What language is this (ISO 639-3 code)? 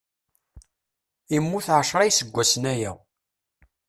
kab